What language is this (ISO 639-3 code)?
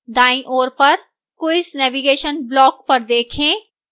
hin